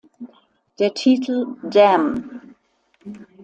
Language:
German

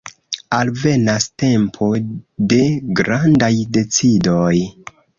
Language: Esperanto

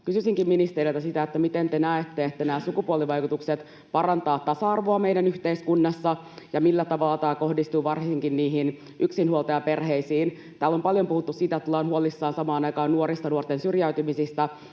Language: Finnish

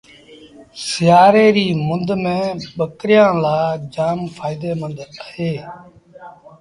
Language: Sindhi Bhil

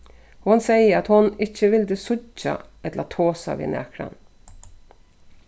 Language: Faroese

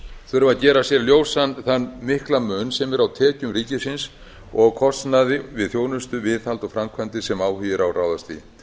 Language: Icelandic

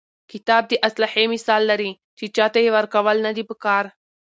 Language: Pashto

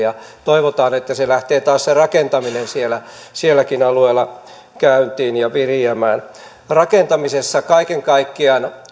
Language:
Finnish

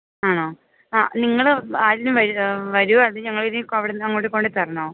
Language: Malayalam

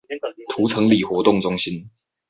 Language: Chinese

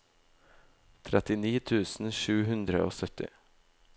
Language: Norwegian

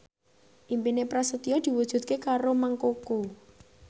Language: Javanese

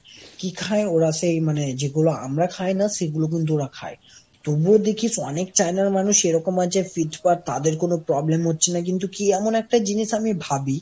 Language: Bangla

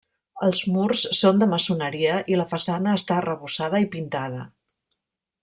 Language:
Catalan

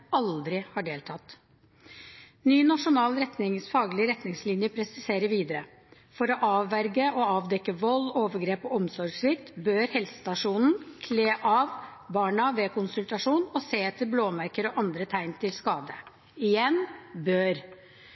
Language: Norwegian Bokmål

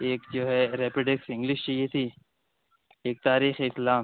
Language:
Urdu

